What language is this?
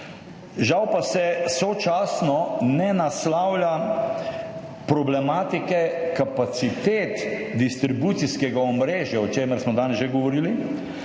Slovenian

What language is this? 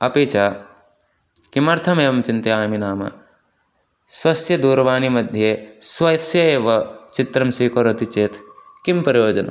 Sanskrit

